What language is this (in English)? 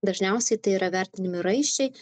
Lithuanian